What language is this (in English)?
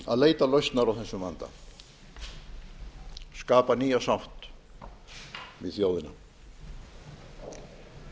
Icelandic